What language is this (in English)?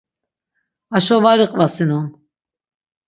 Laz